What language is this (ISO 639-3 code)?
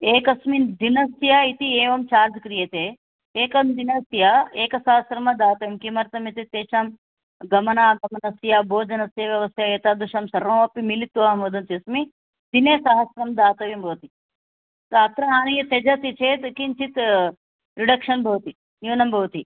san